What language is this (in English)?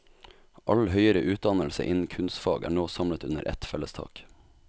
Norwegian